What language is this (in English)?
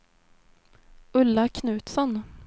Swedish